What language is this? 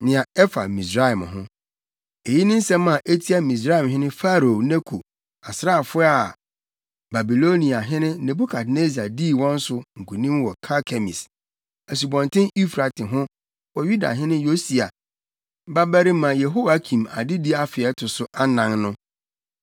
Akan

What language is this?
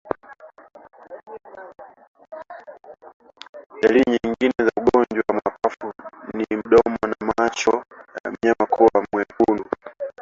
Swahili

